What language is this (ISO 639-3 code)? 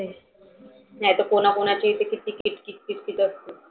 mar